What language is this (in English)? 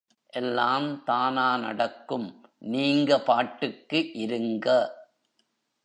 Tamil